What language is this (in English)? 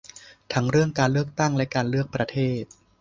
Thai